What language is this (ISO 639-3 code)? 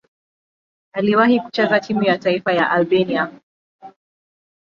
swa